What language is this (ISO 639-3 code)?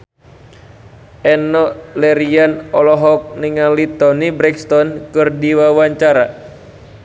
sun